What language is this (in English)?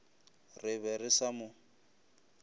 Northern Sotho